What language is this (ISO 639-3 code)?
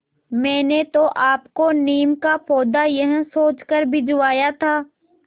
hin